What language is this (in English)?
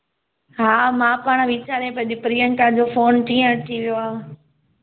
Sindhi